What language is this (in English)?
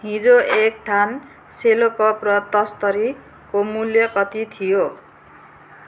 Nepali